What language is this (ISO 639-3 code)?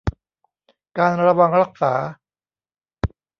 tha